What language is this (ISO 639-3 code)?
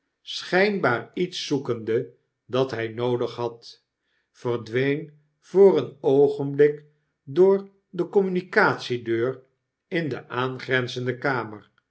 nld